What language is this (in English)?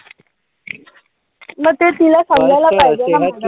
Marathi